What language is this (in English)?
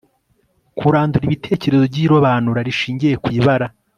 Kinyarwanda